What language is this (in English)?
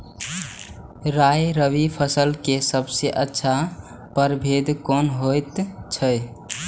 Maithili